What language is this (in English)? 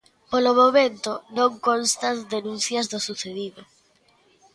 Galician